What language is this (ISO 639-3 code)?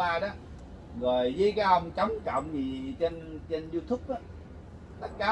vie